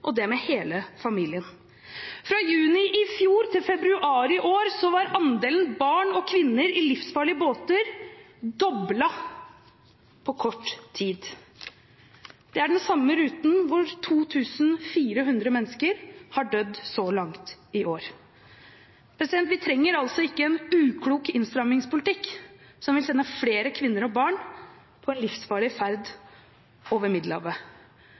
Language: Norwegian Bokmål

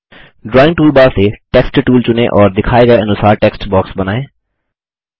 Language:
Hindi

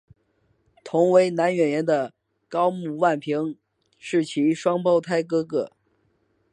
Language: Chinese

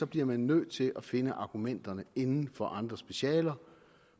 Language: Danish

